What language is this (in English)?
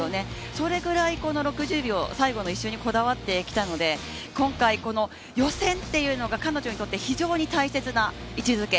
Japanese